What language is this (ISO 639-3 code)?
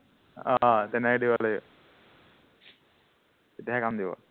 asm